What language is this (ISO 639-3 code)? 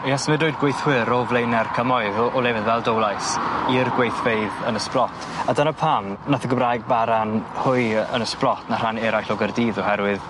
cym